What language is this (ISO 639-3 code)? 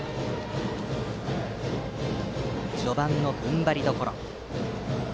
jpn